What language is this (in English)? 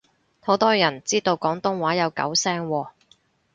Cantonese